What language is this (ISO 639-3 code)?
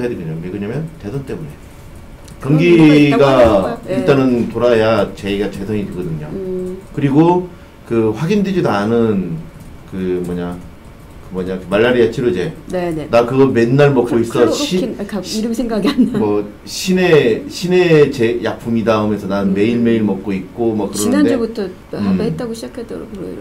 kor